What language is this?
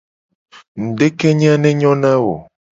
Gen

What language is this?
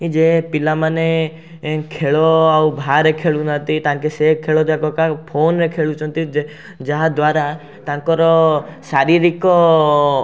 Odia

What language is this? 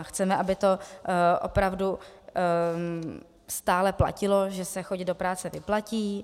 Czech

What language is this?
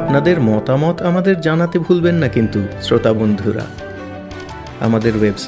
Bangla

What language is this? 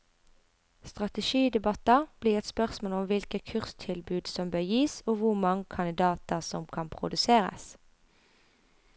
Norwegian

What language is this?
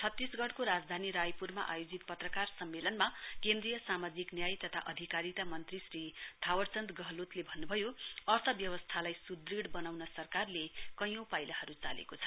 Nepali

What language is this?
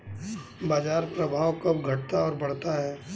Hindi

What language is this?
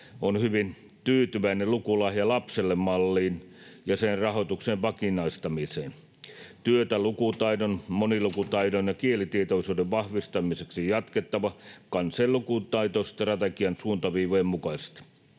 Finnish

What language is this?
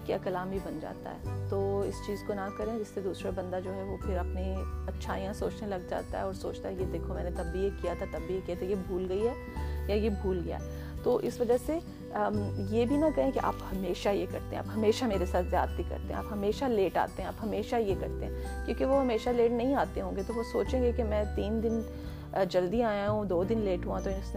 Urdu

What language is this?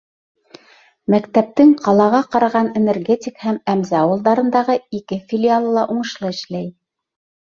Bashkir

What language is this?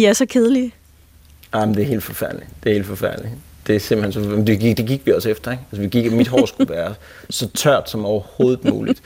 Danish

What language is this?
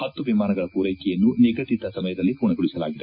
Kannada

